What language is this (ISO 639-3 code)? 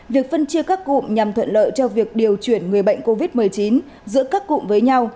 vie